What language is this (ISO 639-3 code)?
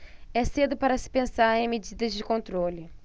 por